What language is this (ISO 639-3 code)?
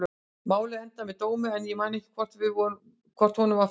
isl